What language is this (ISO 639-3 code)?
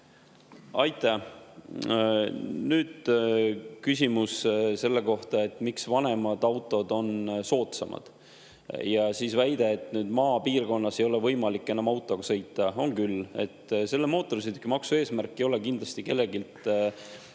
est